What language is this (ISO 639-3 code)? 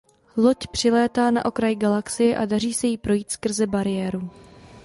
ces